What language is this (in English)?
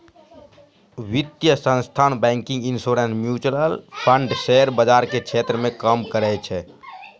Maithili